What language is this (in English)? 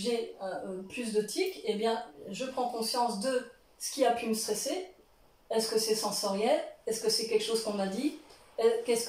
French